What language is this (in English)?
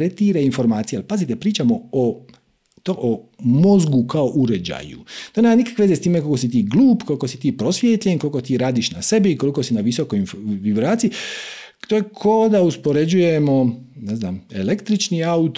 Croatian